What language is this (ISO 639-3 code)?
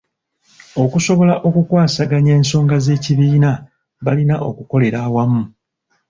lug